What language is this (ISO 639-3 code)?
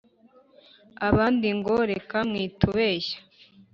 kin